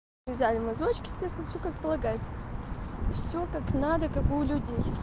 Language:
Russian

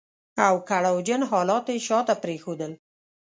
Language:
Pashto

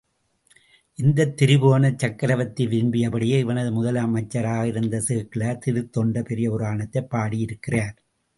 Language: Tamil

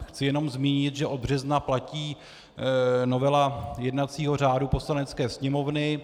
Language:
Czech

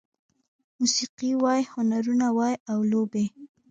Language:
Pashto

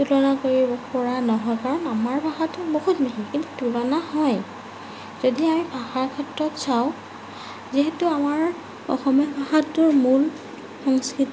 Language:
Assamese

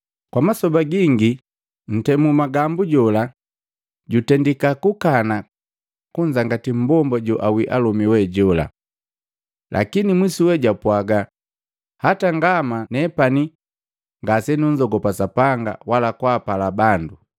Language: Matengo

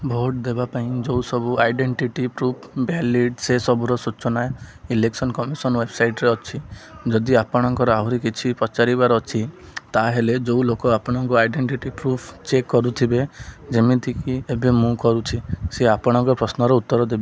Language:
Odia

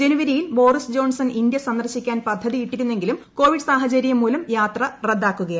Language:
Malayalam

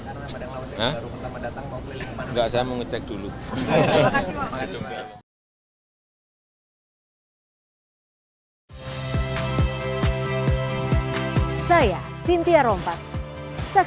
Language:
Indonesian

